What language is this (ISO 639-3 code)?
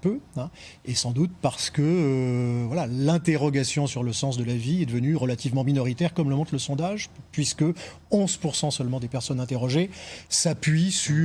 fra